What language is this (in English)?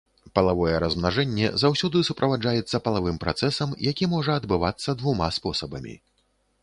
Belarusian